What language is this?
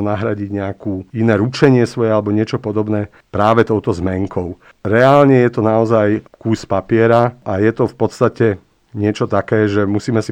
Slovak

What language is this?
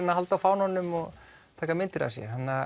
Icelandic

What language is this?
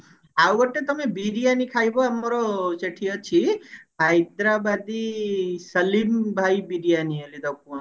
Odia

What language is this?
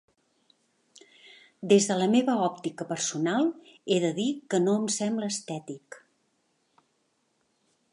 Catalan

